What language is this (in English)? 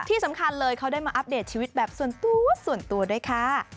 Thai